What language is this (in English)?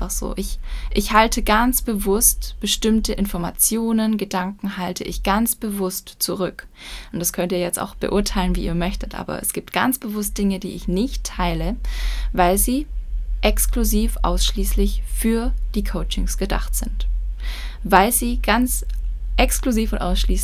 German